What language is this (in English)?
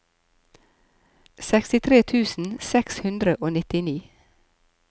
Norwegian